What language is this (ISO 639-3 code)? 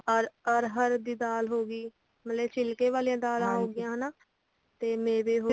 pan